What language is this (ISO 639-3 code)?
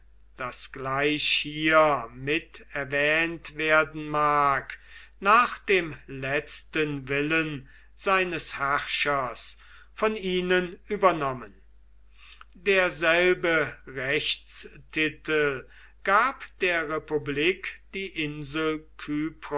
deu